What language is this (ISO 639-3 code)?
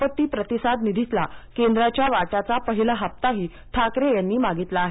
mar